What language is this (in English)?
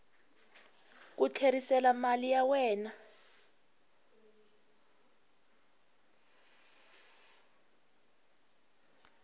Tsonga